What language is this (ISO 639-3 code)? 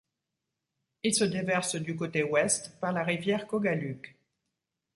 fra